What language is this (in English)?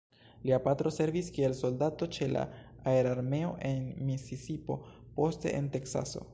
Esperanto